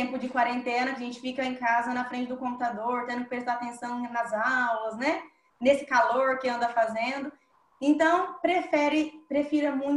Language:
Portuguese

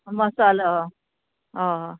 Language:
Konkani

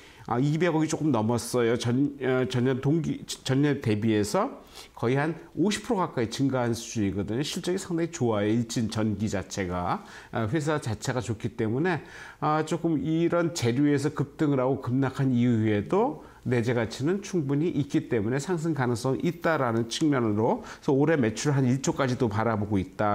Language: Korean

